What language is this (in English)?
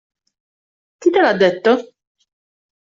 Italian